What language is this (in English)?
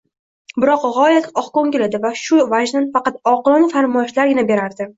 Uzbek